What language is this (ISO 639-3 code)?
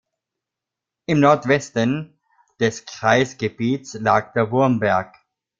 deu